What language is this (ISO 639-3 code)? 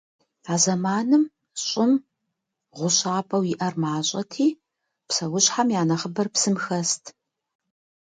kbd